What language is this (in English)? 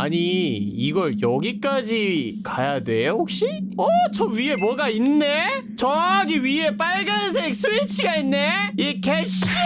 Korean